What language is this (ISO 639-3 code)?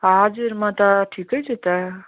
nep